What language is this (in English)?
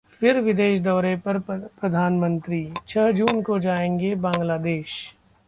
Hindi